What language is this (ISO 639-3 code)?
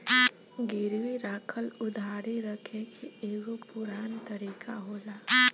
bho